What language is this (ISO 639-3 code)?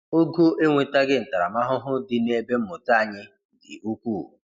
ibo